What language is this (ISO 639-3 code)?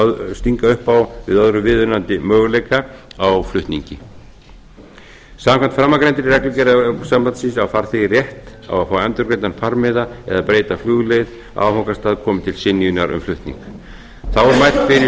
isl